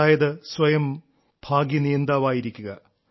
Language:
Malayalam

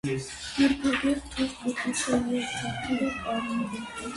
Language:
Armenian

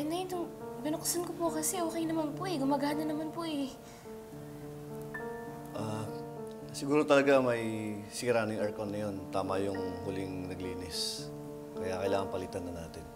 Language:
Filipino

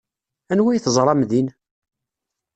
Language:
Kabyle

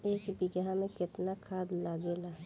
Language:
Bhojpuri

